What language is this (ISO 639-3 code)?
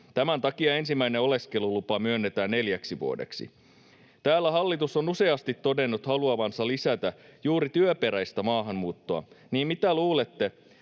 fin